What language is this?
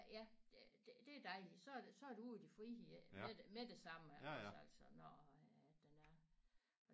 Danish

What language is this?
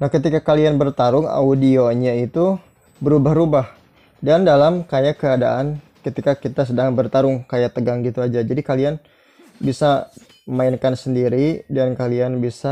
Indonesian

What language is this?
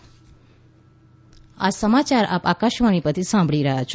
Gujarati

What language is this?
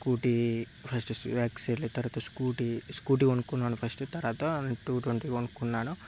Telugu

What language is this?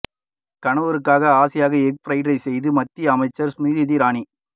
Tamil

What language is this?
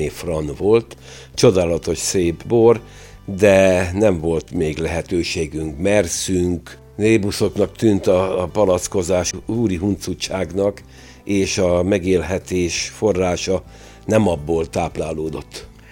Hungarian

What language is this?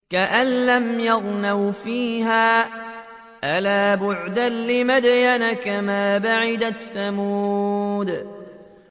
Arabic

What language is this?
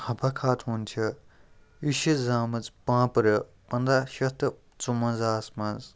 Kashmiri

